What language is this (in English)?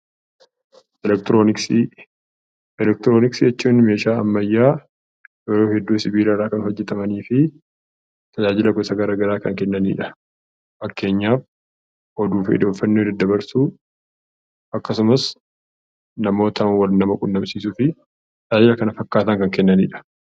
Oromo